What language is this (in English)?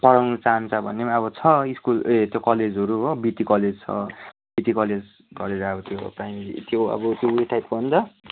Nepali